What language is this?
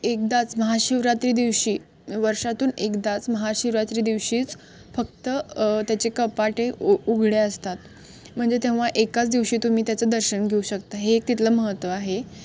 Marathi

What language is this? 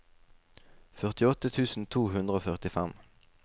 Norwegian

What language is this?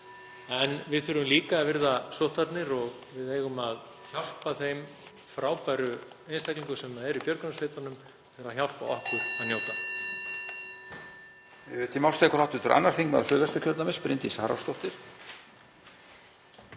Icelandic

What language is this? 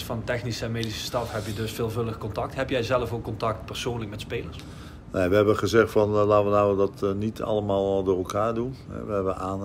Dutch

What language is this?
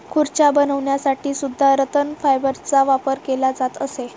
Marathi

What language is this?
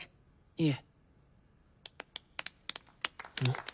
Japanese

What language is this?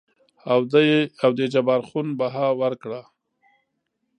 Pashto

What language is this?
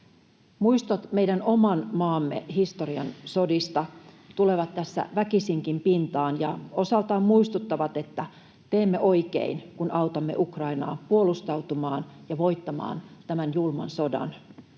Finnish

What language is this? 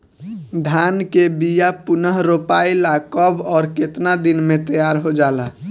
Bhojpuri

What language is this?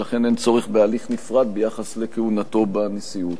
Hebrew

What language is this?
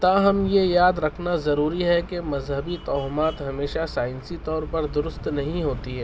Urdu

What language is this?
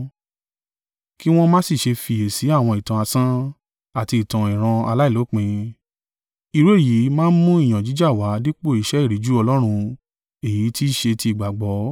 Yoruba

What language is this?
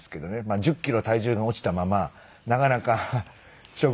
Japanese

